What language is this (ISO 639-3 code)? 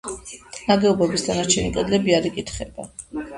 kat